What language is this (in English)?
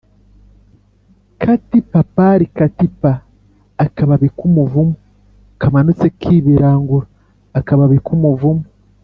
Kinyarwanda